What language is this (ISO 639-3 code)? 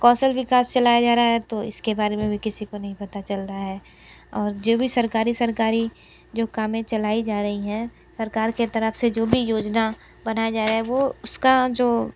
hin